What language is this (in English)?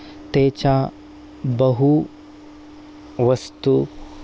Sanskrit